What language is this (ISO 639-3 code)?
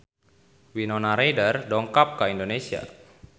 sun